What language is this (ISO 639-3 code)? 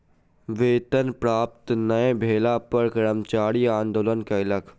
mai